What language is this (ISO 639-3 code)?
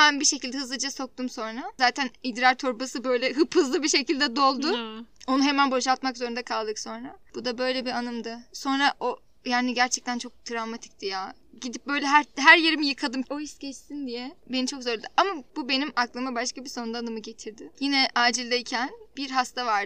tur